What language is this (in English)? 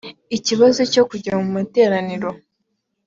Kinyarwanda